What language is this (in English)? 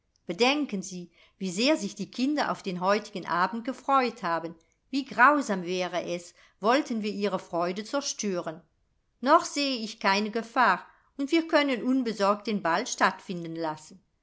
German